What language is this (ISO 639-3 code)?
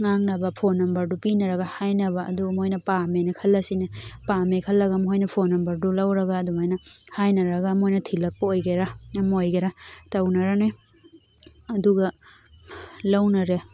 mni